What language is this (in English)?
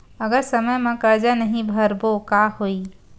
Chhattisgarhi